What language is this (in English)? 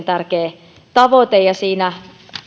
Finnish